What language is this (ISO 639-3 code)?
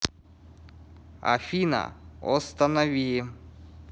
rus